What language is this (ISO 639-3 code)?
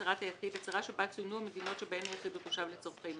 heb